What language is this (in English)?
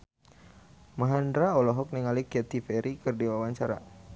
Sundanese